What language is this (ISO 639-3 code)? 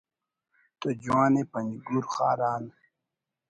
brh